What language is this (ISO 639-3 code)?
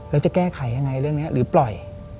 tha